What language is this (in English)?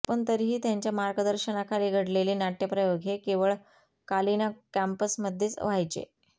Marathi